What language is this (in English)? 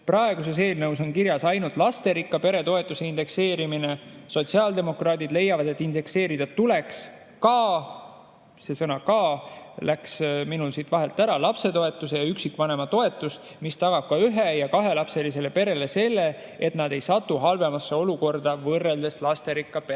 Estonian